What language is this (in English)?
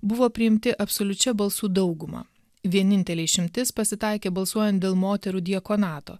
Lithuanian